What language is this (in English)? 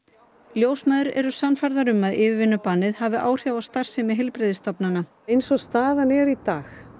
Icelandic